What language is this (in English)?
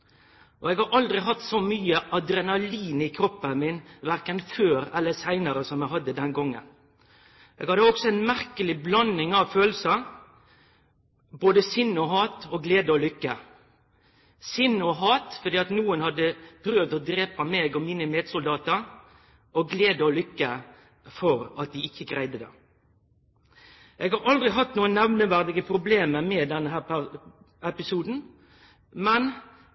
Norwegian Nynorsk